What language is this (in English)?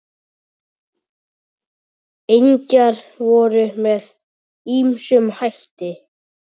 Icelandic